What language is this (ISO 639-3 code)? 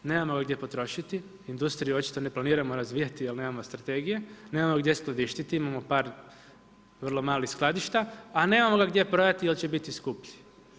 hrv